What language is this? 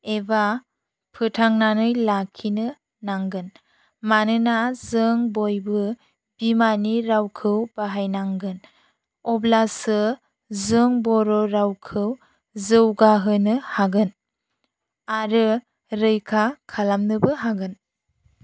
Bodo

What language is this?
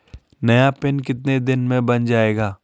Hindi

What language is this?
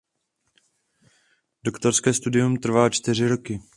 Czech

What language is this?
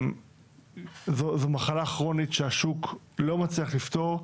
Hebrew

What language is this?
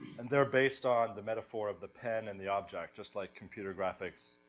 English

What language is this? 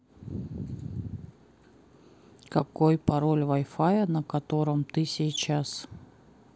Russian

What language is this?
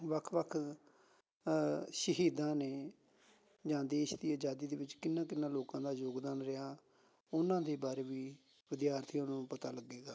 Punjabi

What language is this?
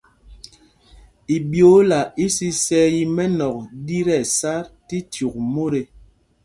Mpumpong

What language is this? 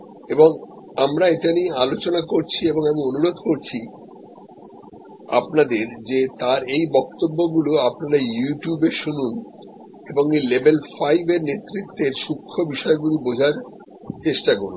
Bangla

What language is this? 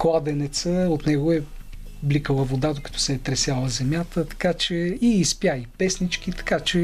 Bulgarian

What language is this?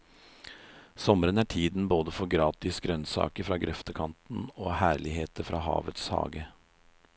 Norwegian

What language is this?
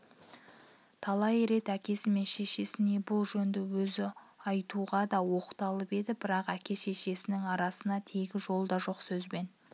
Kazakh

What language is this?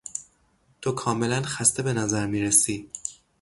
Persian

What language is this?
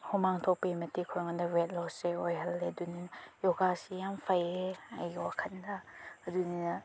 Manipuri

